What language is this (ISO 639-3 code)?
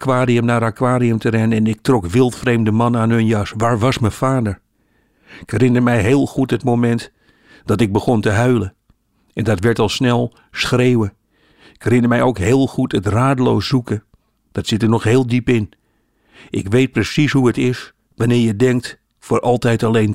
nld